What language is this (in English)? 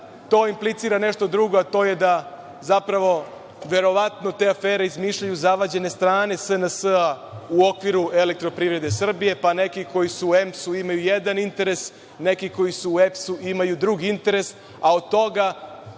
Serbian